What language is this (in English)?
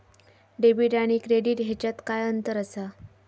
Marathi